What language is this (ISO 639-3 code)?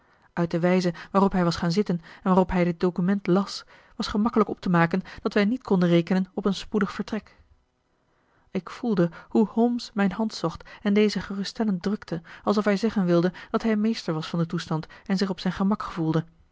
nld